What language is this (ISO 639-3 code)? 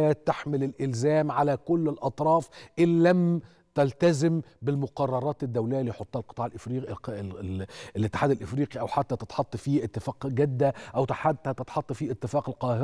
ara